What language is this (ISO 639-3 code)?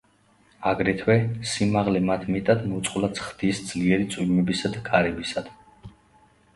kat